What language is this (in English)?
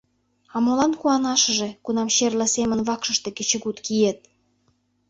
Mari